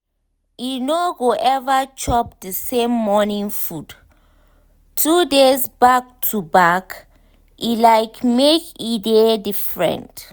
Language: Nigerian Pidgin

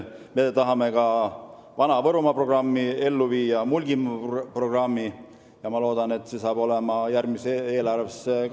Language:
Estonian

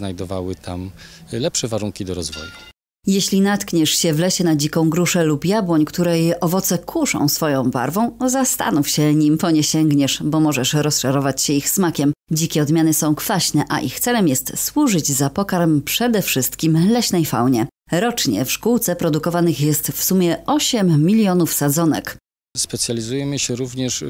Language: Polish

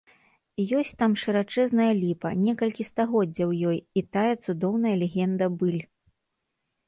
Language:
Belarusian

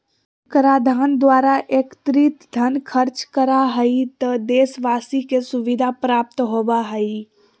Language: Magahi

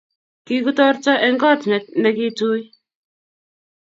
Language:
Kalenjin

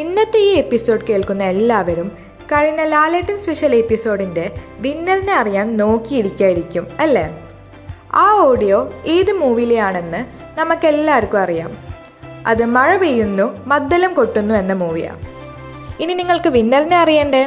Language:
Malayalam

